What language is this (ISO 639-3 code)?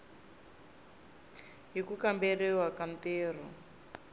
tso